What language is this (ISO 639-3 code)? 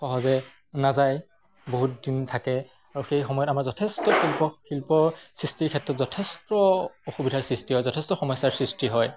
asm